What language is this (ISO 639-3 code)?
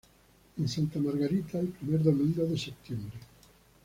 spa